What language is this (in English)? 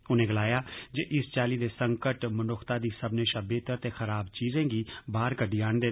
Dogri